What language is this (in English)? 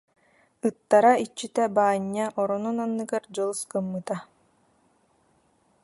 Yakut